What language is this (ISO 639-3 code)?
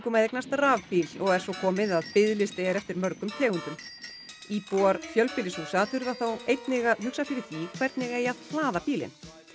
isl